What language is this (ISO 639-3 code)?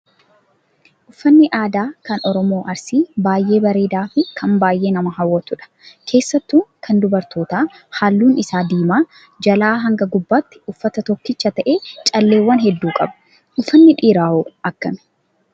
orm